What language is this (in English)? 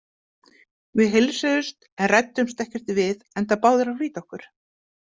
Icelandic